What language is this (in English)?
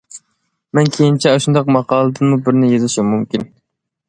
Uyghur